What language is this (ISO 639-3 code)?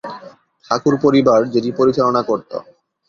ben